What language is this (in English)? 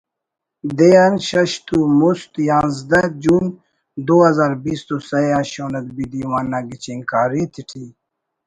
Brahui